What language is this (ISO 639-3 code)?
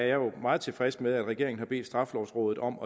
dan